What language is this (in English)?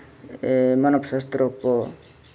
Santali